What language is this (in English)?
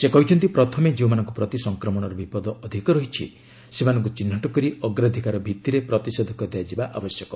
Odia